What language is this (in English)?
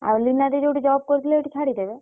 Odia